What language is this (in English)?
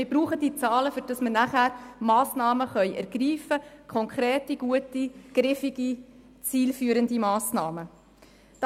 Swiss German